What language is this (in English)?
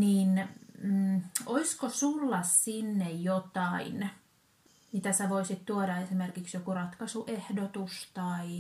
Finnish